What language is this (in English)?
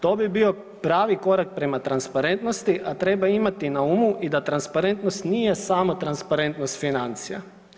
Croatian